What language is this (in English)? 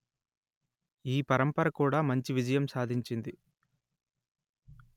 Telugu